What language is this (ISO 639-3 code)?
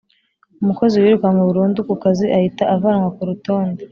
kin